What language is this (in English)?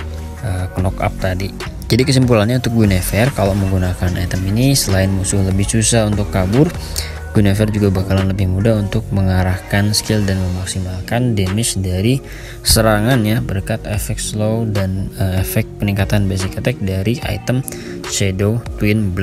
Indonesian